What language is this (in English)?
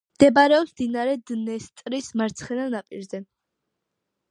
Georgian